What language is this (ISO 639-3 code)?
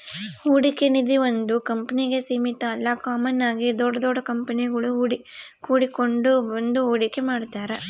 kan